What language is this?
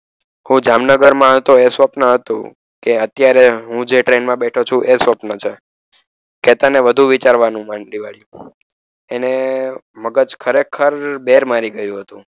Gujarati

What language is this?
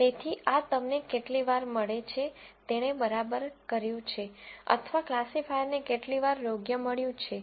Gujarati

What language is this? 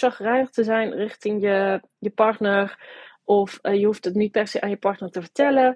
Dutch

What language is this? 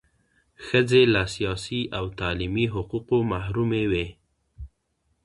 Pashto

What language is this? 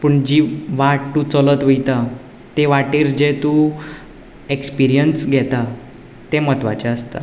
Konkani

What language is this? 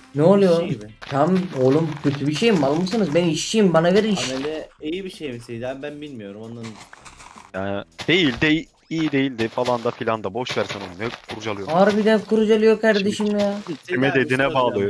Turkish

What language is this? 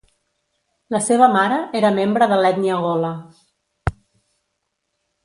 Catalan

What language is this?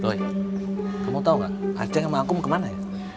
Indonesian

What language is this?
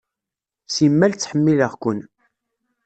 Kabyle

